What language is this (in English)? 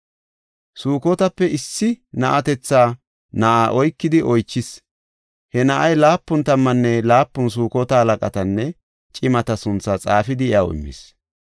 Gofa